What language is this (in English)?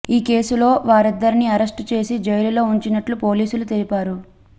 Telugu